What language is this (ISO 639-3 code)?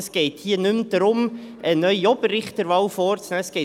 gsw